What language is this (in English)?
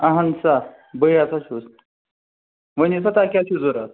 Kashmiri